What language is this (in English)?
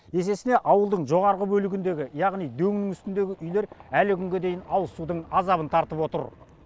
Kazakh